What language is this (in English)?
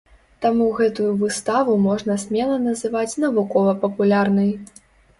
Belarusian